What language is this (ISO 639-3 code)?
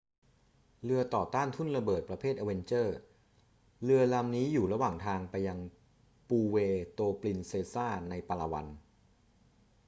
tha